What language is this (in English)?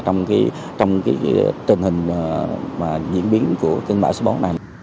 Vietnamese